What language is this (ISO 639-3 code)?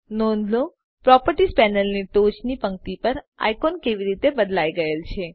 guj